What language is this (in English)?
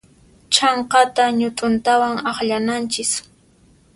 Puno Quechua